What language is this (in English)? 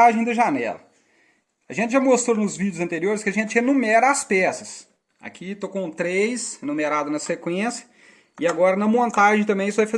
Portuguese